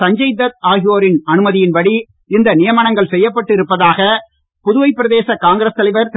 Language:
Tamil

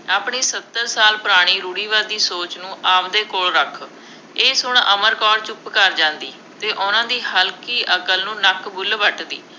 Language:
Punjabi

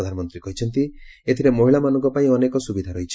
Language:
Odia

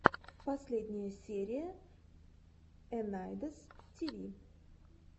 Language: Russian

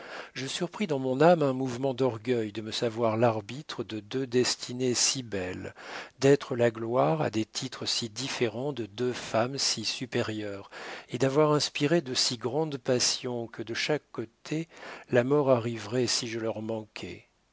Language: French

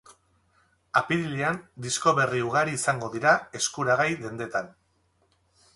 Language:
Basque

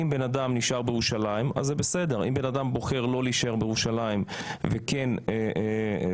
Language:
Hebrew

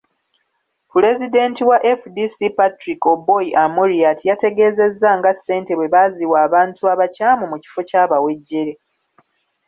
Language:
Ganda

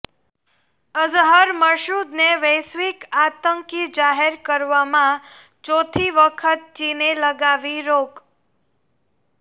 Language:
Gujarati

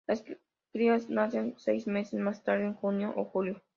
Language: Spanish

